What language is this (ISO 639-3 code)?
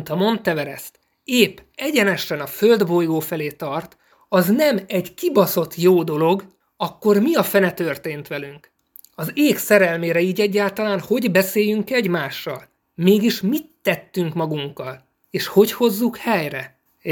hun